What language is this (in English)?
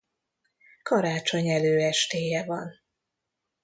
Hungarian